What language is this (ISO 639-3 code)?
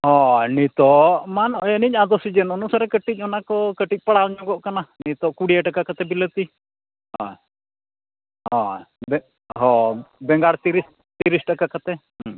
sat